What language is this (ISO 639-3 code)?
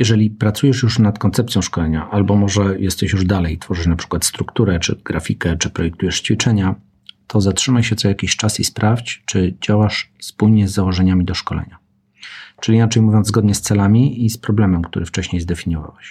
pol